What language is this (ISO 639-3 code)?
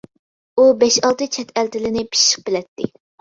uig